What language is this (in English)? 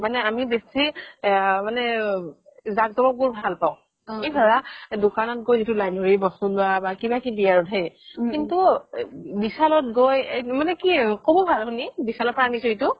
Assamese